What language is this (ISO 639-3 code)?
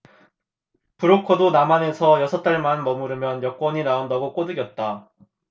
kor